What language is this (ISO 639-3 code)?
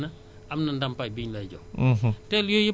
wol